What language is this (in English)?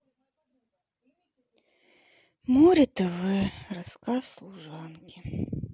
Russian